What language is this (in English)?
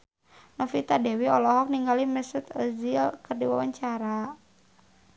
Sundanese